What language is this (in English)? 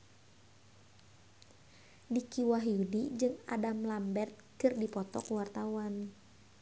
Sundanese